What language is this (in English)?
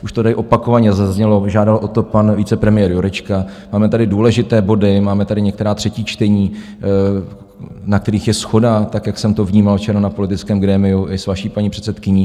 Czech